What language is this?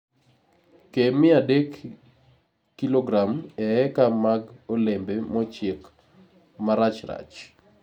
Luo (Kenya and Tanzania)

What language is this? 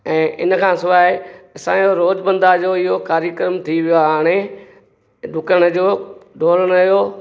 Sindhi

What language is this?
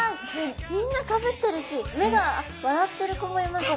Japanese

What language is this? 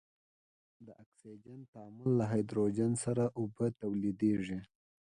Pashto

